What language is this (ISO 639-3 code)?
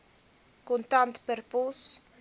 afr